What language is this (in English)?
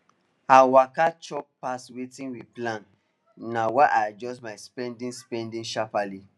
Nigerian Pidgin